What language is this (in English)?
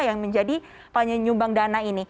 Indonesian